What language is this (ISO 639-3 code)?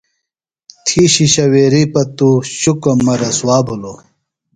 phl